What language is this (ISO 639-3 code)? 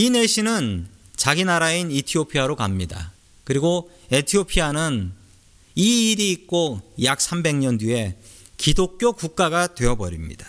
kor